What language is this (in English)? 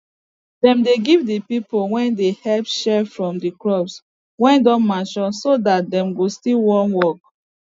Nigerian Pidgin